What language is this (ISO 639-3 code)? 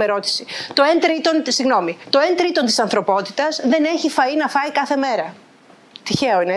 ell